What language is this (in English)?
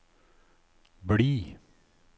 Norwegian